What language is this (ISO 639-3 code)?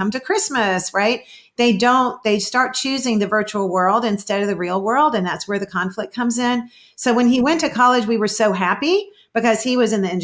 eng